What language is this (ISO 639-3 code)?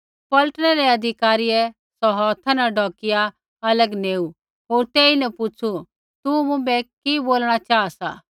kfx